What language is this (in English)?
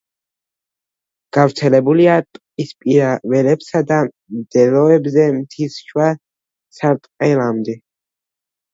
Georgian